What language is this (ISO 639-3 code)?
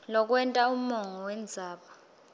ssw